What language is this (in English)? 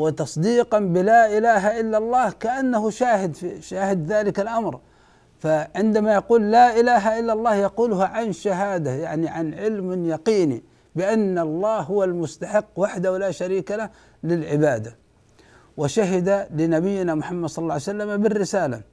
Arabic